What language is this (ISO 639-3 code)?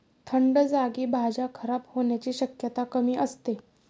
mar